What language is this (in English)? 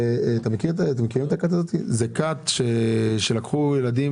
Hebrew